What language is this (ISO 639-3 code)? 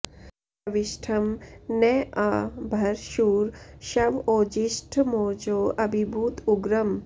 san